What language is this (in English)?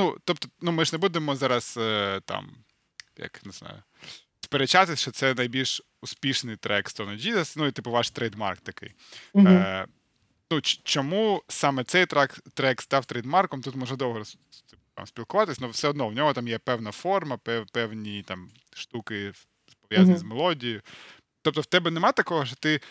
Ukrainian